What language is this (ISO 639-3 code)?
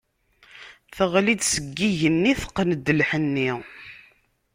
kab